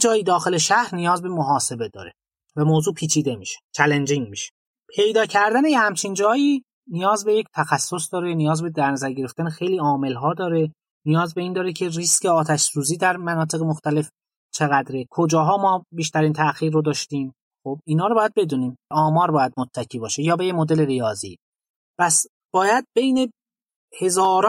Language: Persian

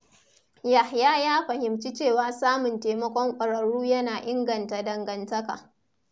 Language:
Hausa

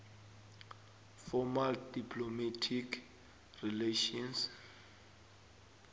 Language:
South Ndebele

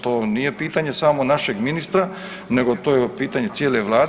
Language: Croatian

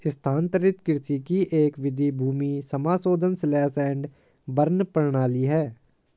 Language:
Hindi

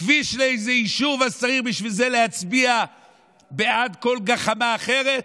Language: Hebrew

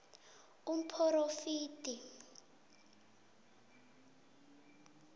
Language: South Ndebele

